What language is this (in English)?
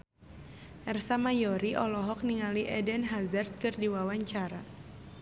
Sundanese